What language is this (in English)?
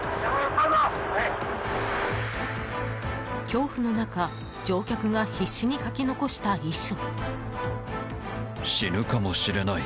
Japanese